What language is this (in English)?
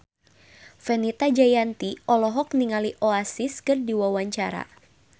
Sundanese